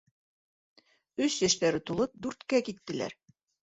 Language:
Bashkir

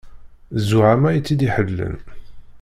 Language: Kabyle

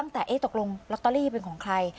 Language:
Thai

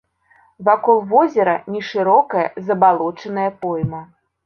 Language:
Belarusian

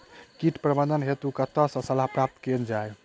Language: Maithili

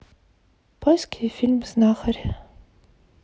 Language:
Russian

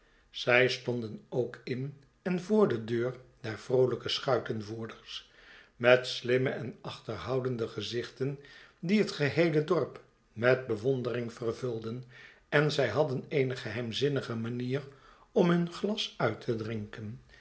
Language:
Dutch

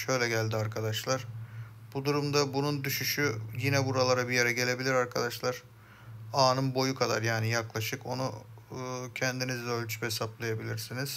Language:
Turkish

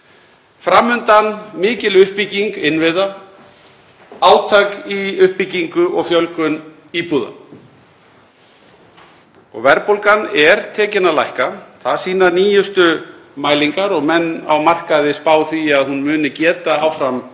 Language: Icelandic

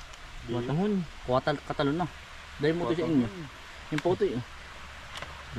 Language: Filipino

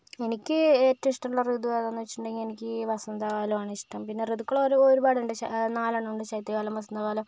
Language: Malayalam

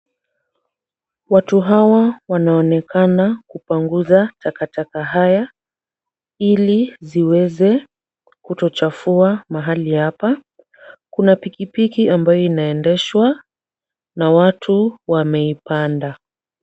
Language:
Swahili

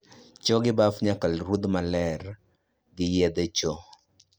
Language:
Luo (Kenya and Tanzania)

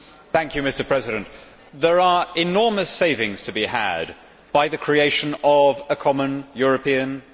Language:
English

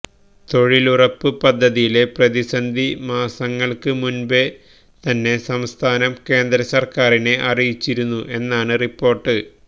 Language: Malayalam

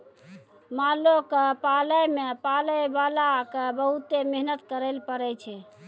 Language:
Maithili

